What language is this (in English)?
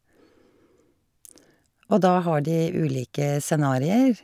Norwegian